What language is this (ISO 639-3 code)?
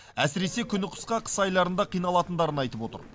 kaz